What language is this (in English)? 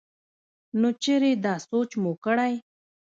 Pashto